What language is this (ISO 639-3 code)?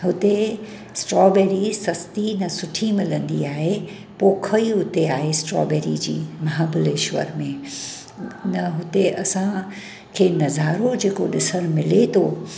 snd